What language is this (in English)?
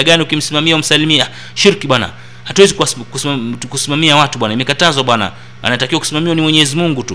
Swahili